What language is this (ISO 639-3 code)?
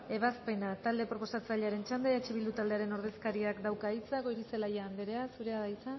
eus